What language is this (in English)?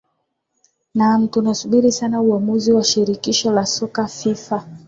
Swahili